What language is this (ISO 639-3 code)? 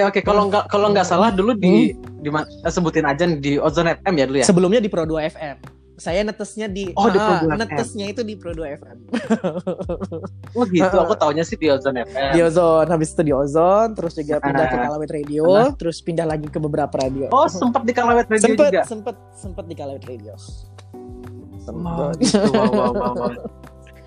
ind